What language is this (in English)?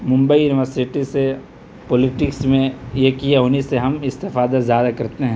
Urdu